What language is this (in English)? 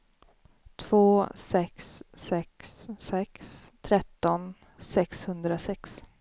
Swedish